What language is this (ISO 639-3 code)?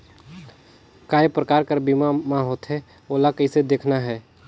hne